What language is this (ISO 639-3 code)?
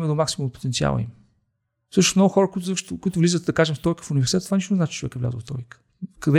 bul